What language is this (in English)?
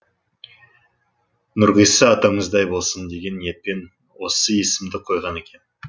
Kazakh